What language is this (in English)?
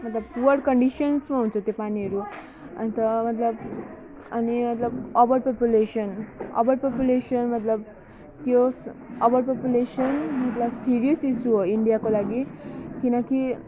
Nepali